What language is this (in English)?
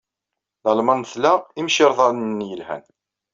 Kabyle